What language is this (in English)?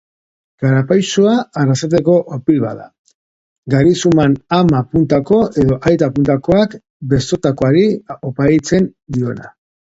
Basque